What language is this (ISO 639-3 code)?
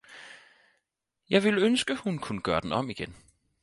dan